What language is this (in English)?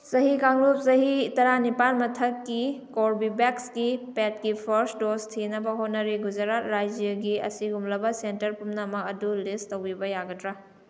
Manipuri